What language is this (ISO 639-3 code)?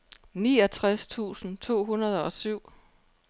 dan